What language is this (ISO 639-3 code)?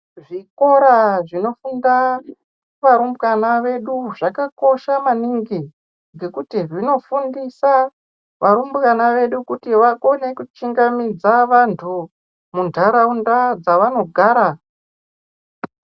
ndc